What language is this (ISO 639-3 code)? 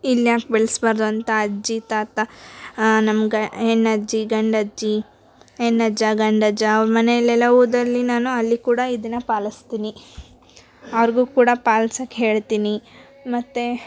kan